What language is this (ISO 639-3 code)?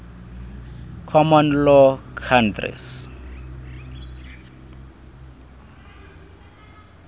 xho